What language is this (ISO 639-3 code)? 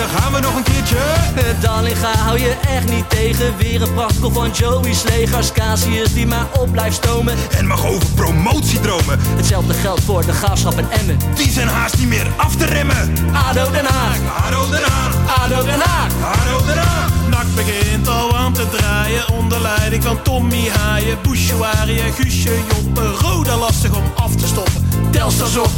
nld